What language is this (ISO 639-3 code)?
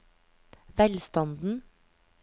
nor